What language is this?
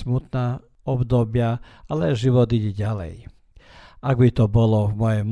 Croatian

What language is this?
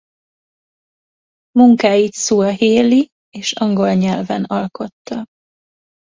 Hungarian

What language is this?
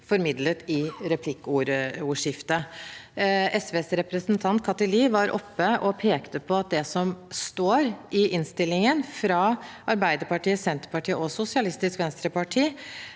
Norwegian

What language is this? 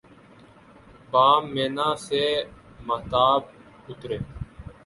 Urdu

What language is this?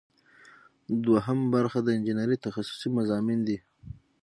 Pashto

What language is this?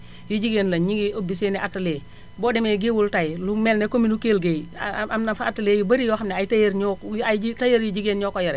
Wolof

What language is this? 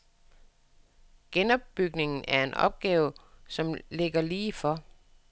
Danish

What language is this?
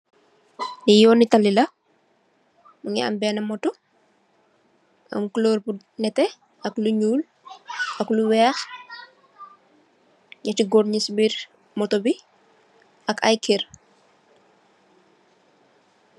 Wolof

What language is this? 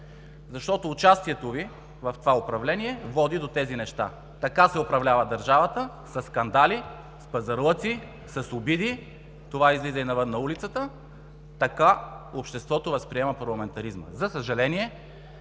Bulgarian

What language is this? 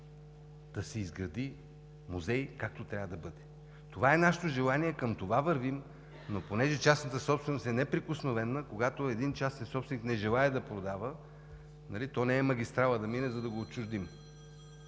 Bulgarian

